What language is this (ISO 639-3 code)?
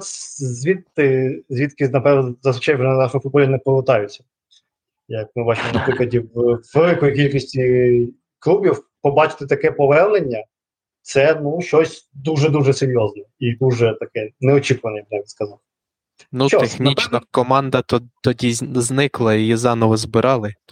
ukr